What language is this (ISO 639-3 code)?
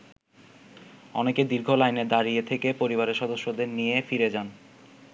ben